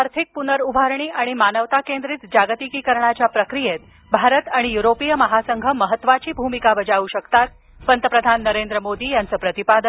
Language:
Marathi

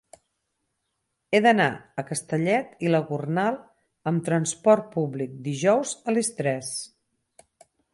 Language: Catalan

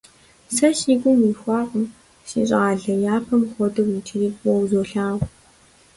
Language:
Kabardian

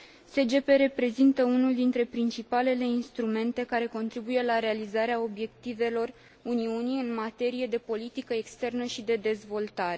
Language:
Romanian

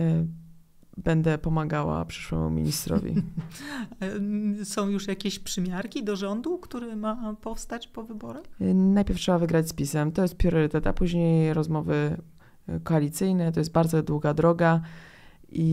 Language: Polish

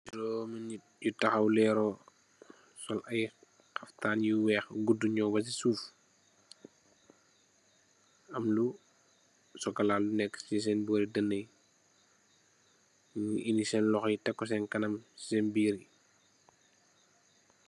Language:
Wolof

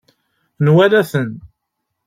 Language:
Kabyle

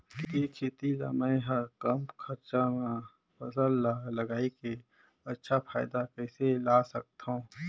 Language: Chhattisgarhi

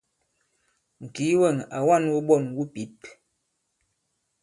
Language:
Bankon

